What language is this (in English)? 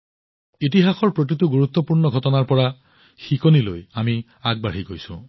Assamese